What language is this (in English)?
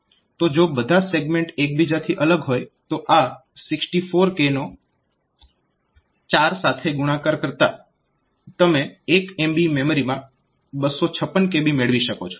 Gujarati